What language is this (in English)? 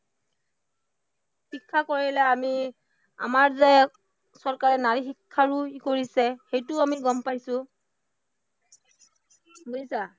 Assamese